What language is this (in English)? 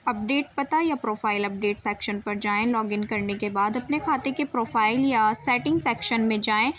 Urdu